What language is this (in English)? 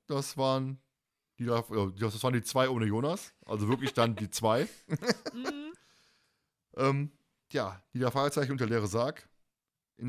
German